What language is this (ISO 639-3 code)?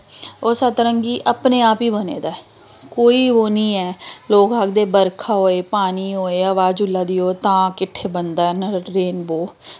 doi